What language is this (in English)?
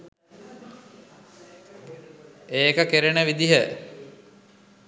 Sinhala